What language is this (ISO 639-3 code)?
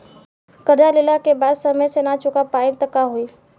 bho